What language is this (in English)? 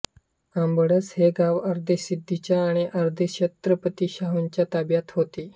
Marathi